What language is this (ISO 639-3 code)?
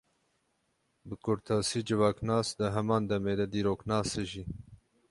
kur